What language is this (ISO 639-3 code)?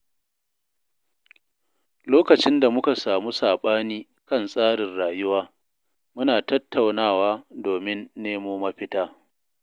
hau